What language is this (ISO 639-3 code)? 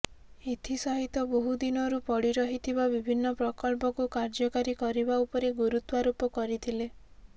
ori